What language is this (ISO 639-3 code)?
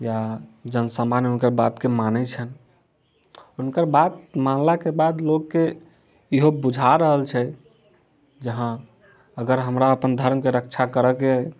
mai